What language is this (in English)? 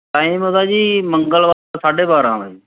Punjabi